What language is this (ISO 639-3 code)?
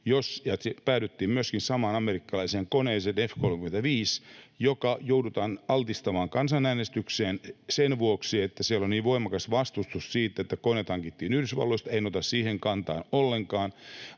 fin